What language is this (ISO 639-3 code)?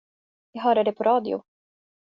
swe